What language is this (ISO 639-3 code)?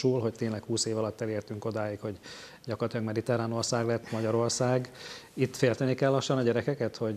hun